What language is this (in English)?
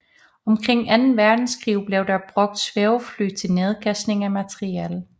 Danish